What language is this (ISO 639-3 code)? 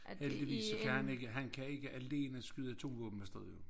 dan